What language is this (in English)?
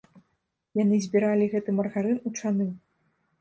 Belarusian